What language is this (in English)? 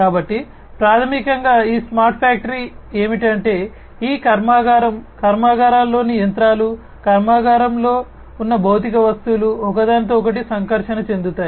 Telugu